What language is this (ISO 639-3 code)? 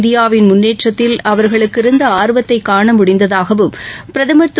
tam